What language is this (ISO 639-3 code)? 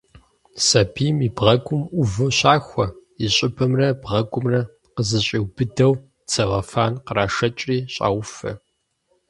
kbd